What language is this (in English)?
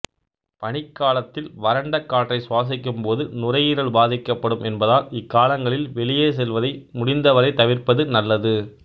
Tamil